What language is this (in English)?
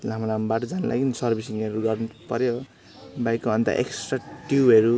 Nepali